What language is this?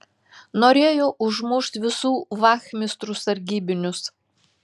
Lithuanian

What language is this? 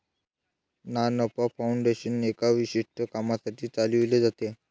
Marathi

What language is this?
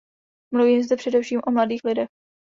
Czech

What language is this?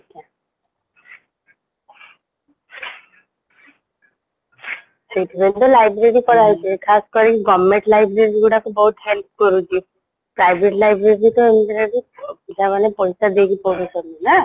Odia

